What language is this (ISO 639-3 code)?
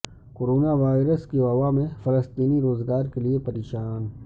urd